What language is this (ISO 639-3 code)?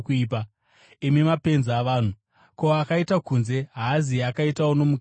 sna